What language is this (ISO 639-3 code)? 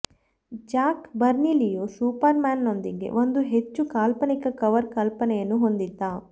kan